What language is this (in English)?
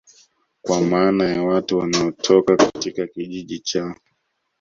Swahili